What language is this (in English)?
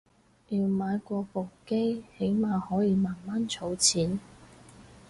Cantonese